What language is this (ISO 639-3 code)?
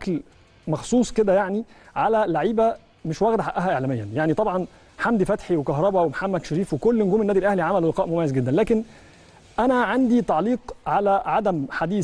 ara